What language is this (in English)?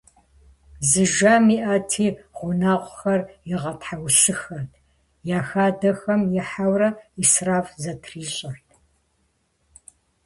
Kabardian